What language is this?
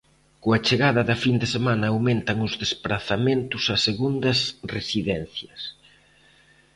Galician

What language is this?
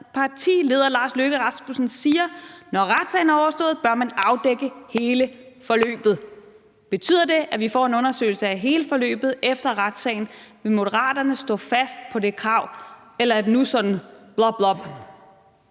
Danish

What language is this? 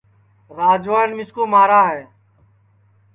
Sansi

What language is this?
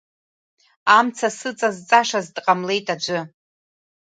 Abkhazian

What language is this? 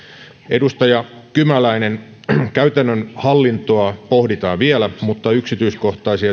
Finnish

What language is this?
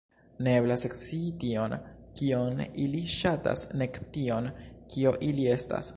Esperanto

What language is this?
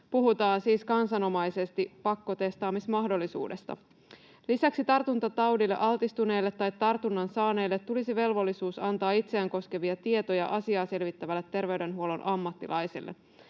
Finnish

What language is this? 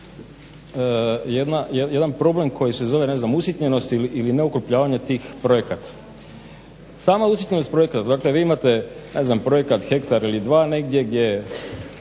Croatian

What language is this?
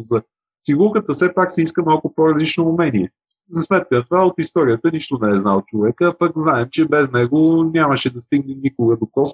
Bulgarian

